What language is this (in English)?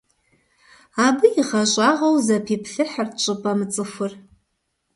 Kabardian